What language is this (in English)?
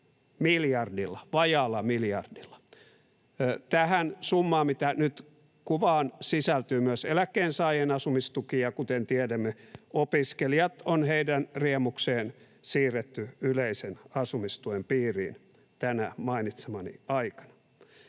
Finnish